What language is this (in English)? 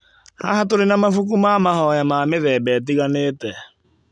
Kikuyu